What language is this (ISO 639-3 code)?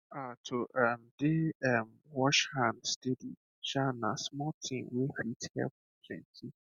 pcm